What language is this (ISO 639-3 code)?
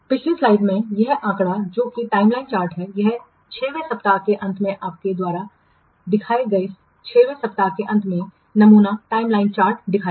hin